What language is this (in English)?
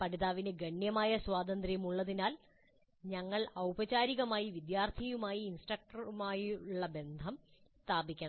Malayalam